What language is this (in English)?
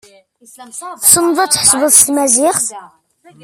Kabyle